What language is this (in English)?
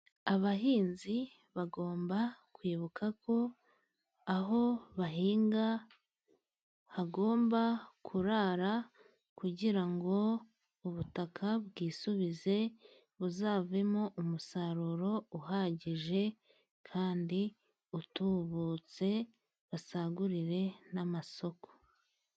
Kinyarwanda